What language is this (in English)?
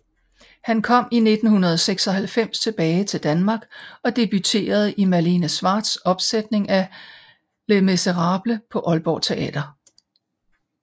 Danish